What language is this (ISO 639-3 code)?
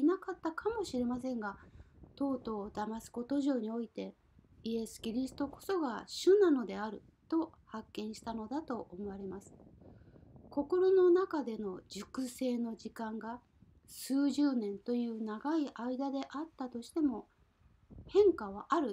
jpn